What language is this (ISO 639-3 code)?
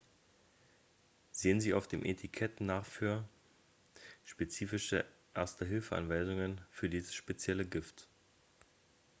deu